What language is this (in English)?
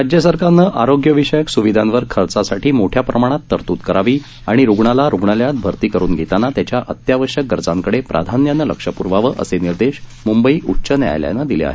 Marathi